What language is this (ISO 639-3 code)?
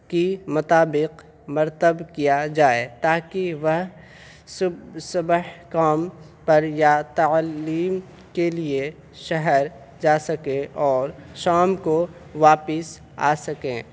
urd